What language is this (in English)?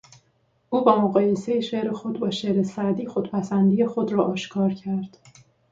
Persian